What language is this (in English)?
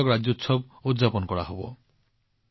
Assamese